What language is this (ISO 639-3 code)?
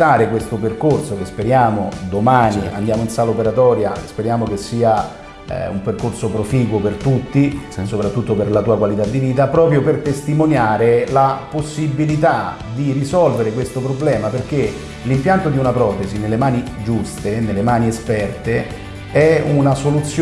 ita